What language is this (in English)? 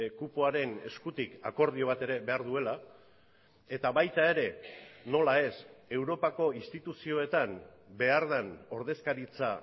Basque